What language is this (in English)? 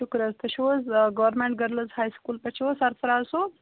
Kashmiri